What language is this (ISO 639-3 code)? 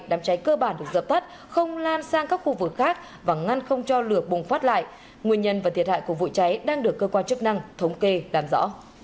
vie